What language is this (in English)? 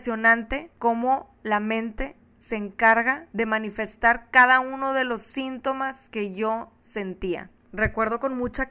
Spanish